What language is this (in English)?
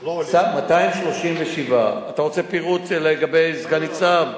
Hebrew